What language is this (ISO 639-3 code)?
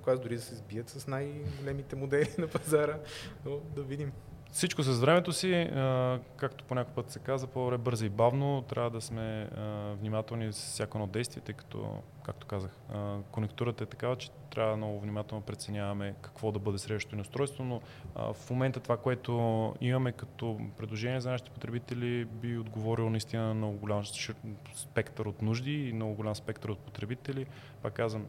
bul